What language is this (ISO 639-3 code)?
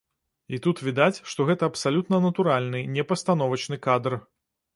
bel